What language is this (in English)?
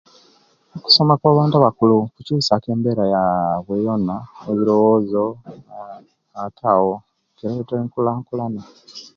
Kenyi